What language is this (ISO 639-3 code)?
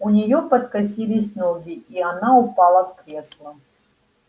rus